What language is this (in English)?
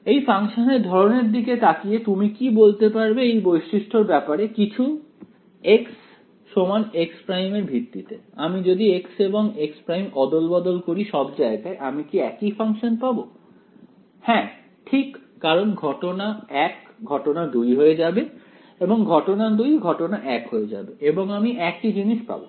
Bangla